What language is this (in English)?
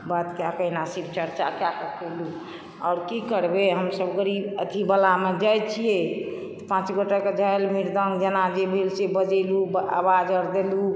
Maithili